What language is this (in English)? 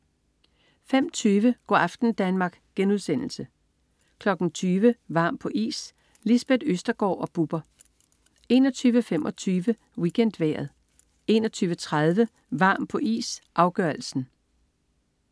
Danish